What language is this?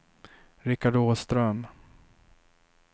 Swedish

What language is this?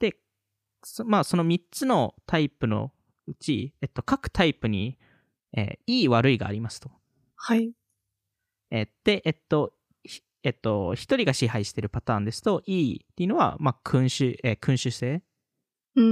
Japanese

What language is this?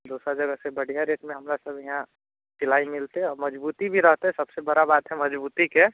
Maithili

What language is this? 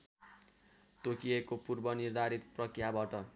Nepali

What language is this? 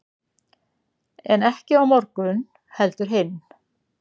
Icelandic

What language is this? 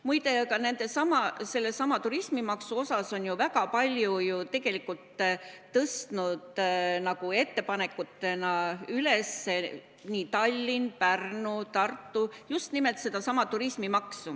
Estonian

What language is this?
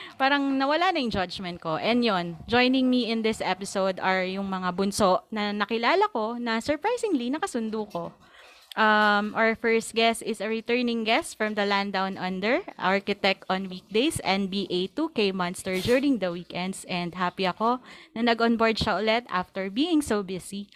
Filipino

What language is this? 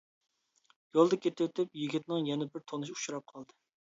Uyghur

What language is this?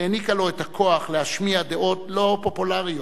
Hebrew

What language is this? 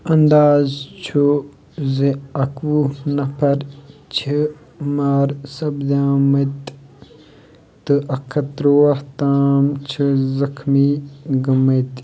Kashmiri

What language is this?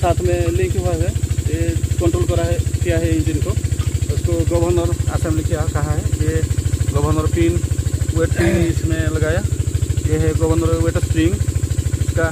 Hindi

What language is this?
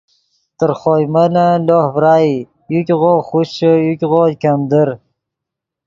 Yidgha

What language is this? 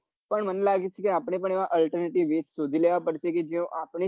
Gujarati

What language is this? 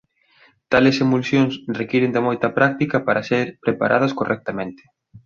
Galician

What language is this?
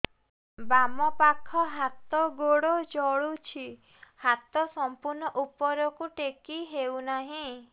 Odia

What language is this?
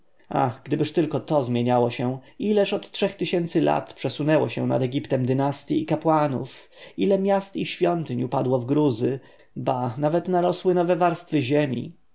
Polish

